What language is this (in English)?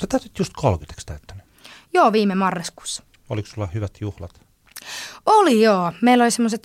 Finnish